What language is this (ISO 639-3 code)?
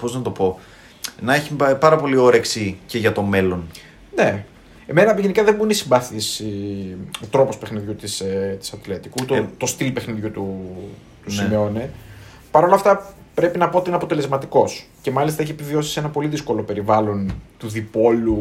ell